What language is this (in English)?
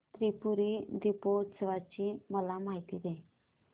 Marathi